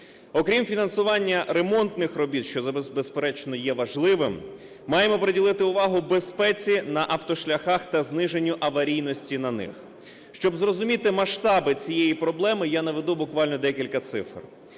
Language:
Ukrainian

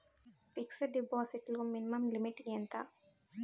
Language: Telugu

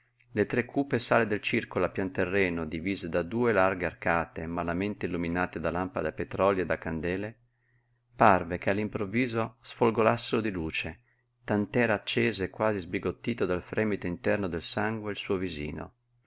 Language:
Italian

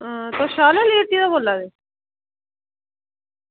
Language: Dogri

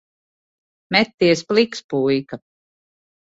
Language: Latvian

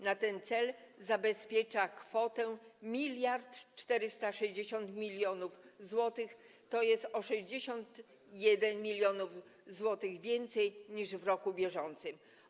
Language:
Polish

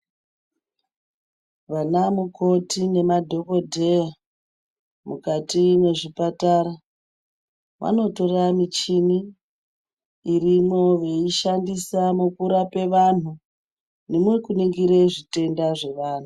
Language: Ndau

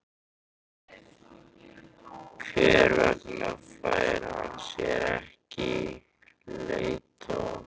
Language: Icelandic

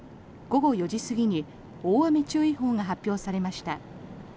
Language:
Japanese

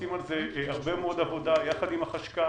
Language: Hebrew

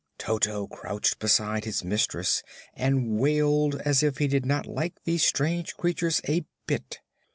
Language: English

